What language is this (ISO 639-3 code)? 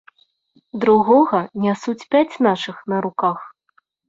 bel